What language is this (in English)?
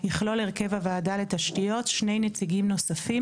Hebrew